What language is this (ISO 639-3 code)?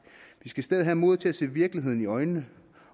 dan